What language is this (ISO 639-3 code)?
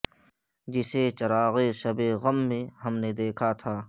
urd